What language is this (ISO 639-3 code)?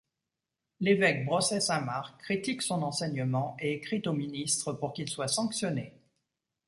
fra